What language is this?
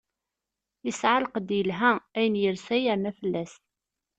Kabyle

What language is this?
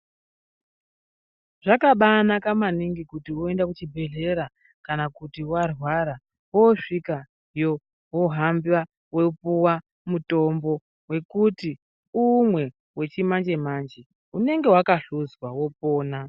Ndau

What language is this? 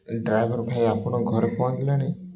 Odia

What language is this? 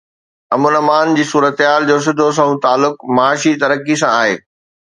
Sindhi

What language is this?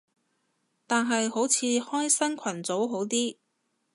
Cantonese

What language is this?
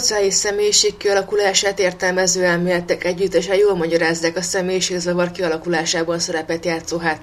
Hungarian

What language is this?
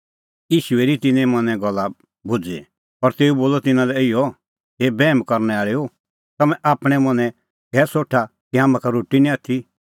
Kullu Pahari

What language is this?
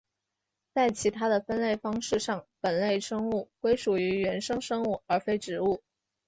Chinese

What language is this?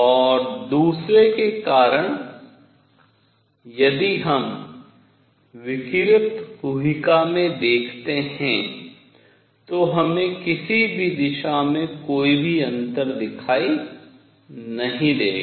Hindi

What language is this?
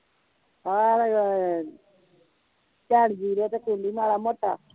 Punjabi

